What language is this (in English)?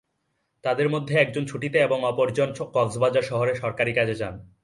Bangla